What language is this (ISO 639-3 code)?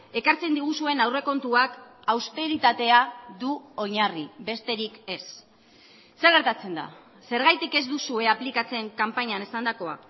eus